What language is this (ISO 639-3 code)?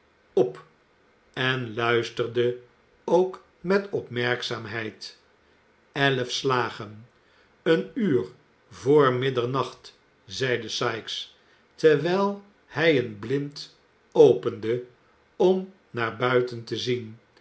nld